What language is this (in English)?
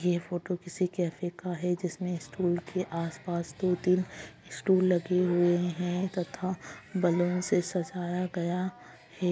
Magahi